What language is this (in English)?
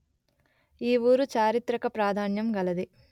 Telugu